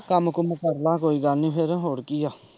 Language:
Punjabi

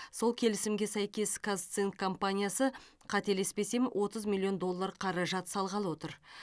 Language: Kazakh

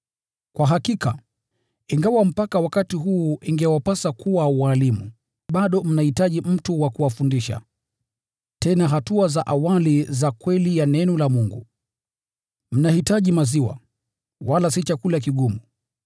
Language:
Swahili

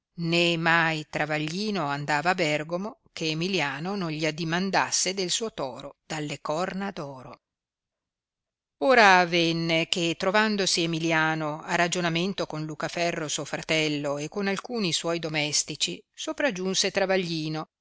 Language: Italian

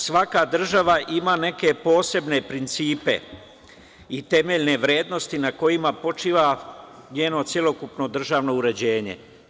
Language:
Serbian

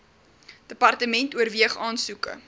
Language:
Afrikaans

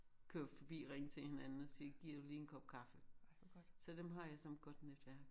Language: Danish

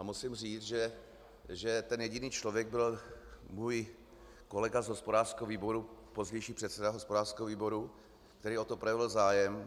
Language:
Czech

